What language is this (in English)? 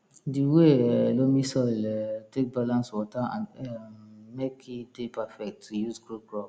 Nigerian Pidgin